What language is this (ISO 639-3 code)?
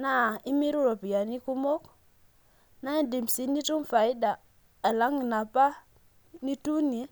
mas